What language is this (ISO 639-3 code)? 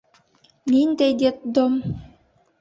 bak